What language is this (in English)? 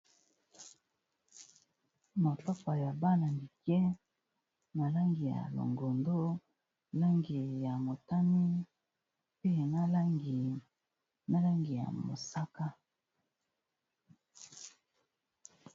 Lingala